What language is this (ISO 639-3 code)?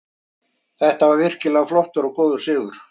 isl